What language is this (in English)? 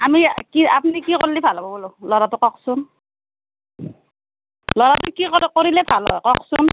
Assamese